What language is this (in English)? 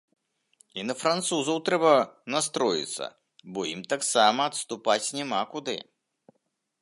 Belarusian